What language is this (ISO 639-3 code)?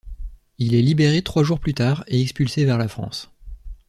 fra